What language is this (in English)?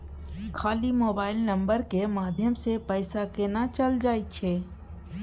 Maithili